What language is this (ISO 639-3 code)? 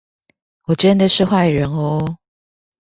zho